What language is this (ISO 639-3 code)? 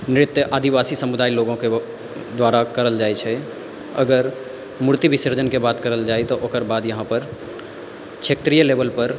mai